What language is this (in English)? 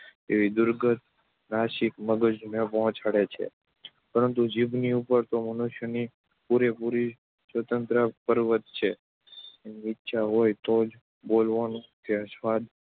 Gujarati